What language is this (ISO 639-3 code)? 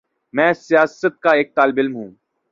urd